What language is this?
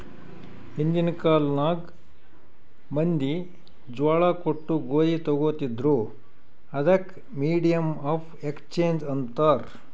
Kannada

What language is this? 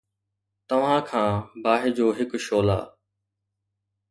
Sindhi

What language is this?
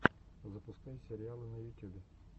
Russian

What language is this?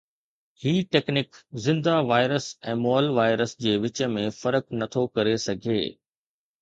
Sindhi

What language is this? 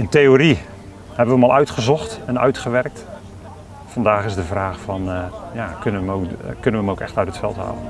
Dutch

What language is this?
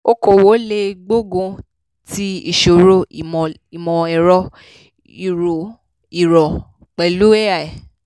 Yoruba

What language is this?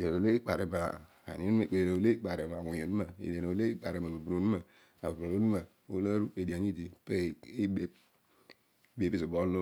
Odual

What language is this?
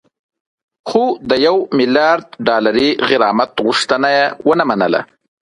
Pashto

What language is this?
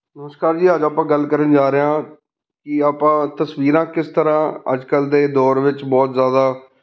Punjabi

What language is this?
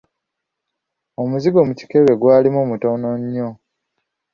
Ganda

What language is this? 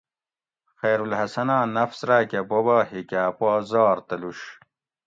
Gawri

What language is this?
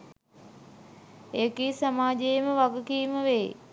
Sinhala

